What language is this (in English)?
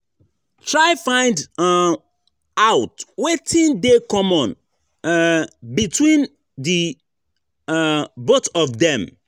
Nigerian Pidgin